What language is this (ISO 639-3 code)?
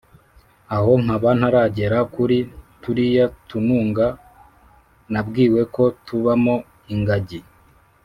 kin